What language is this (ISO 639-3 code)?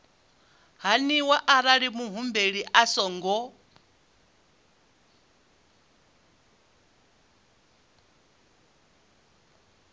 ven